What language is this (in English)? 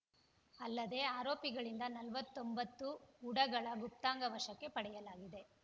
Kannada